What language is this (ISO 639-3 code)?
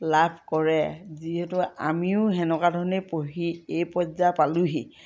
asm